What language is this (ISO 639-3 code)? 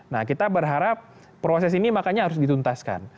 ind